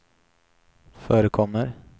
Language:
Swedish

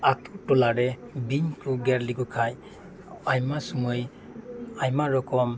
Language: Santali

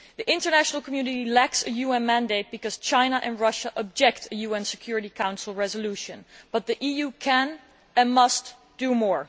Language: English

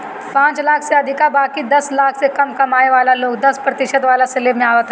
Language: Bhojpuri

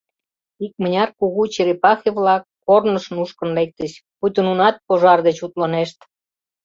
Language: Mari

